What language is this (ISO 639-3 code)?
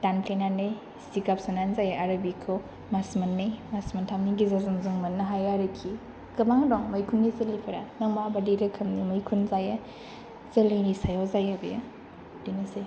brx